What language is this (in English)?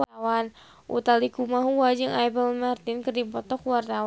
Sundanese